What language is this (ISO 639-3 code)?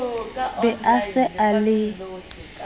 sot